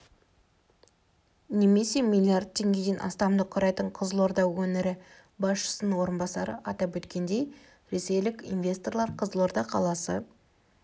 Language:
Kazakh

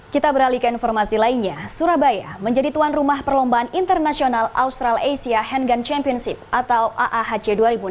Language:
Indonesian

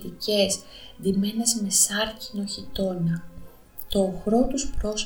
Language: Greek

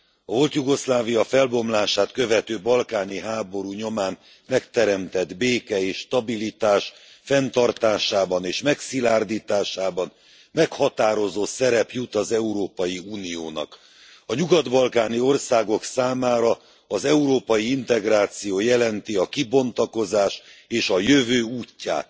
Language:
Hungarian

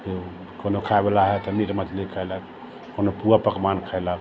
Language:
Maithili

